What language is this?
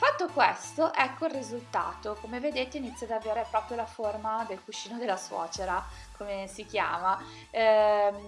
Italian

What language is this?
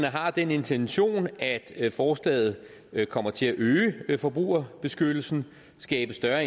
Danish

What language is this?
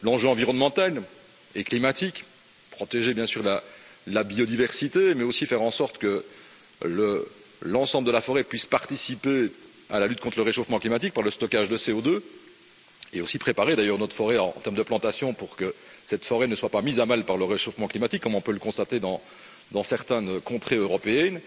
French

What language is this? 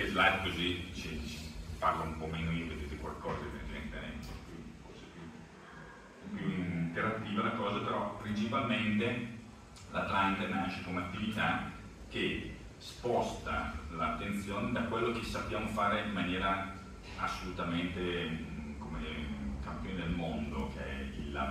Italian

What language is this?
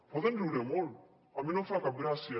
Catalan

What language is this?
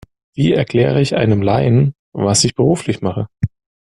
German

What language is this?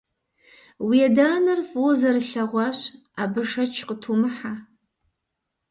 Kabardian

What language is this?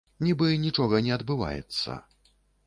Belarusian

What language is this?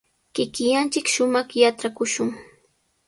Sihuas Ancash Quechua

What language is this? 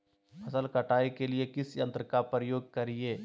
Magahi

